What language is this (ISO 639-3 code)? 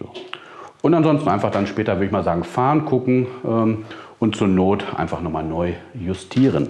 deu